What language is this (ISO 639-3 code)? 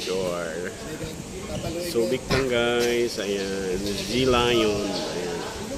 fil